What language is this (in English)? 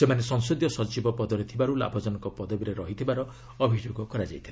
Odia